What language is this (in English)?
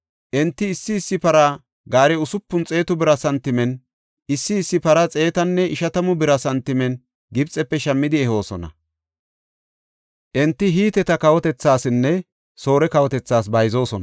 Gofa